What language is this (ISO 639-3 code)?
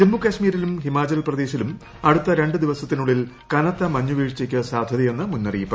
mal